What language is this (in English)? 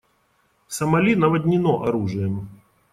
Russian